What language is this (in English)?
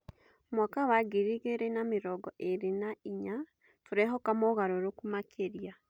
Kikuyu